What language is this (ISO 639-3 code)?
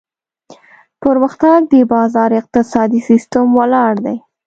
pus